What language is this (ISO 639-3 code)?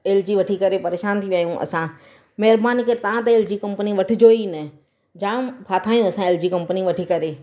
snd